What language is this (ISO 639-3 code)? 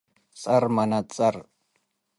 tig